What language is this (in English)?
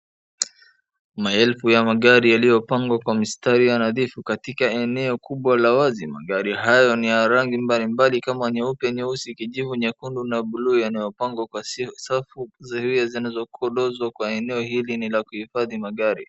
Swahili